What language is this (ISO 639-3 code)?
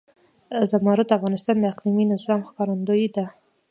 pus